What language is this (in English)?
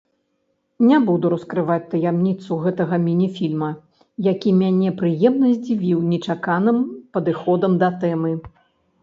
Belarusian